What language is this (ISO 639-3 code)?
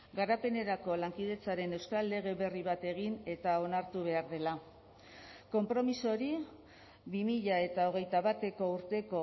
eus